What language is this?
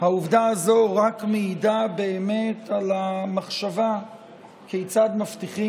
Hebrew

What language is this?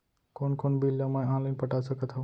Chhattisgarhi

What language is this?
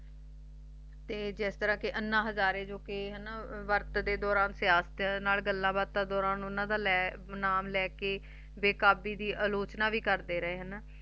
Punjabi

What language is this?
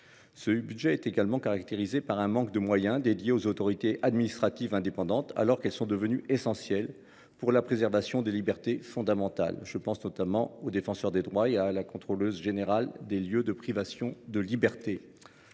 French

